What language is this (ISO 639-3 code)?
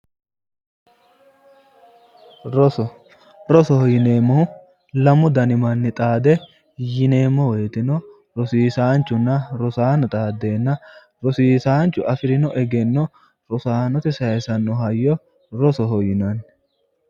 sid